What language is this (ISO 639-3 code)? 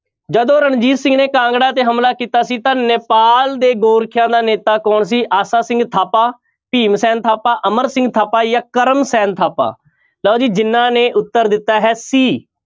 pan